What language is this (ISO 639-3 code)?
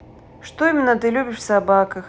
rus